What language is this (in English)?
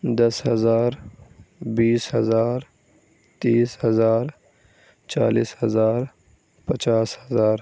Urdu